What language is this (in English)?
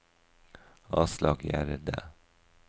Norwegian